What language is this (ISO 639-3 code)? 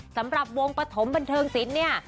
tha